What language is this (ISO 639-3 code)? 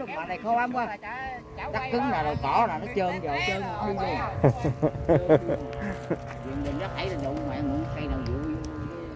vie